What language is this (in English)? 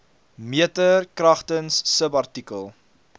Afrikaans